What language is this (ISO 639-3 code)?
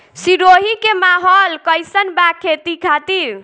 bho